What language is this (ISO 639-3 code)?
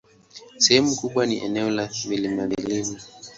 swa